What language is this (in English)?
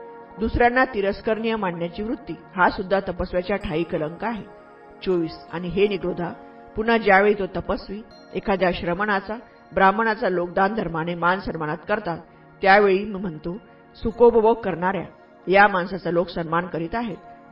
Marathi